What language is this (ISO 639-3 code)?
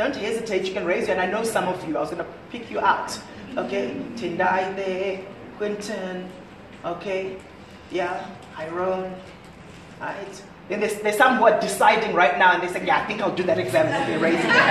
eng